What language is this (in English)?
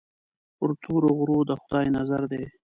Pashto